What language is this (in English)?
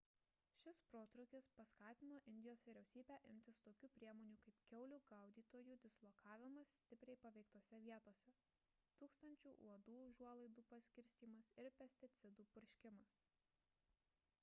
Lithuanian